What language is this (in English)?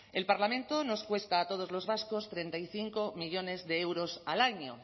Spanish